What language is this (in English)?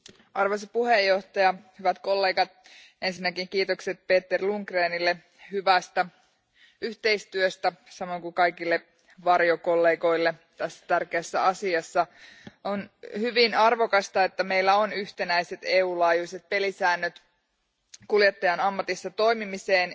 Finnish